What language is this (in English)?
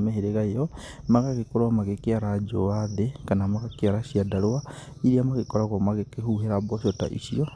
Kikuyu